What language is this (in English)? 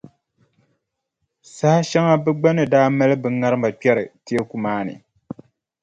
Dagbani